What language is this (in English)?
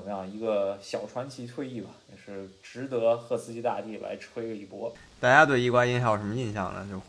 Chinese